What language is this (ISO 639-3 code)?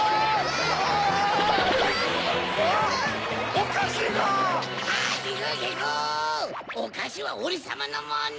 jpn